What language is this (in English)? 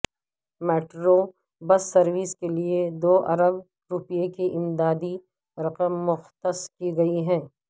Urdu